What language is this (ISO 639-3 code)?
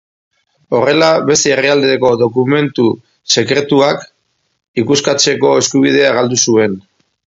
eus